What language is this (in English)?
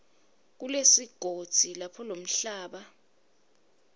Swati